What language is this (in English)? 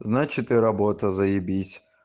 Russian